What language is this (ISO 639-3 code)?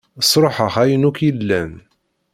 kab